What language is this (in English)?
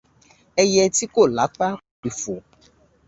Yoruba